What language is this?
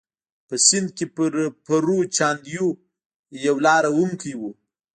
Pashto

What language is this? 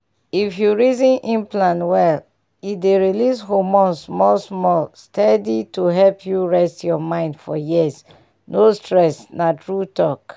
Nigerian Pidgin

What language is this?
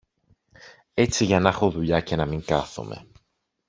Greek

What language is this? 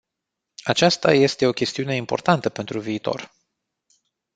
Romanian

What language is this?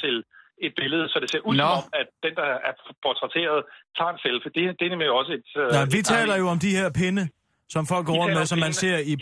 Danish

